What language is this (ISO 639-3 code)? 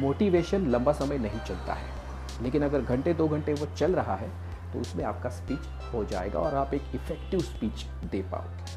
hin